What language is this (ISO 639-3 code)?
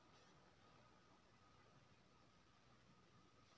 mai